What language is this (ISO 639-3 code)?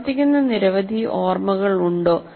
mal